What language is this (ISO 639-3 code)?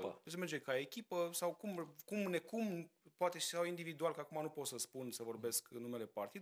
ron